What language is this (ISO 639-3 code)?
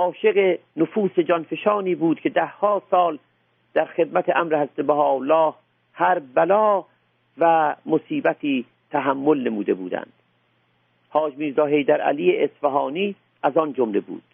fas